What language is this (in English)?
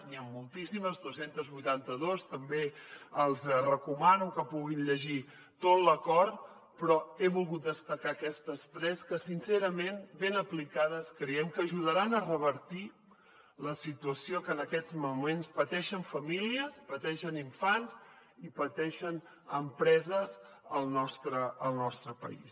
Catalan